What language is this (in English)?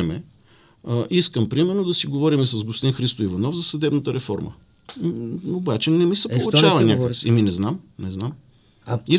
Bulgarian